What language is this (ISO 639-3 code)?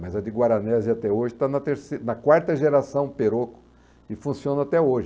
por